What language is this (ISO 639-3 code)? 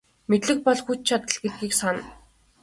mon